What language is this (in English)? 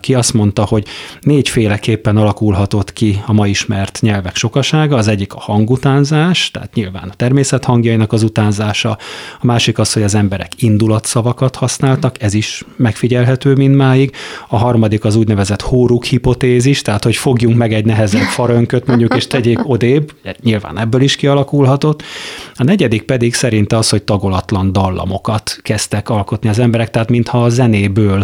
Hungarian